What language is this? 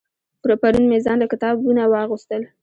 Pashto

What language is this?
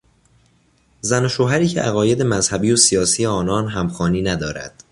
Persian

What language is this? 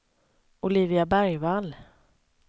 Swedish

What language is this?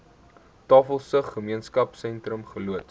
Afrikaans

